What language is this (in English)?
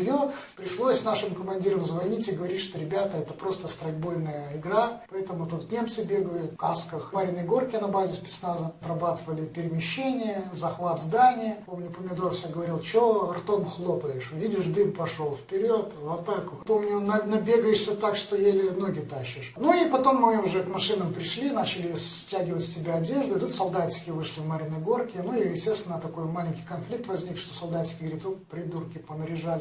Russian